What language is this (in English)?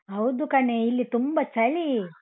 Kannada